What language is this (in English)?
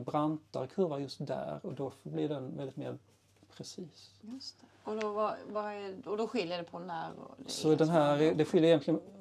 Swedish